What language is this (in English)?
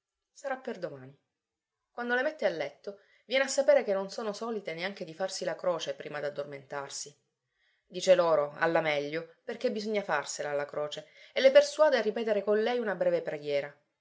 Italian